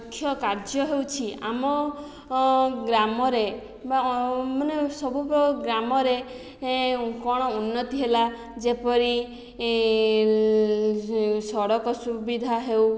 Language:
Odia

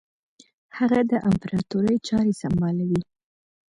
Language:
Pashto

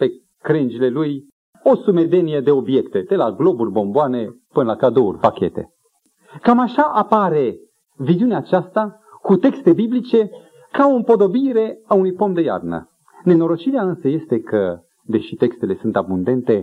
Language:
Romanian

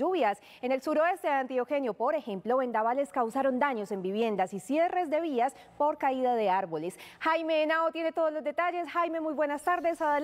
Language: Spanish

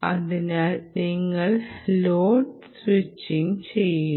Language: Malayalam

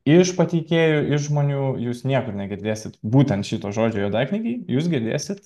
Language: Lithuanian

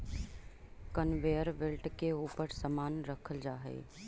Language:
Magahi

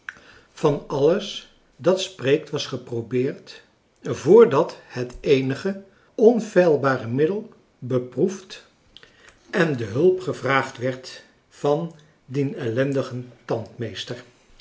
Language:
Dutch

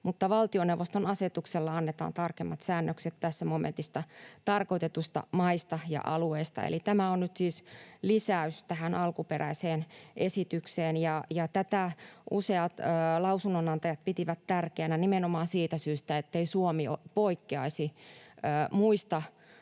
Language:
Finnish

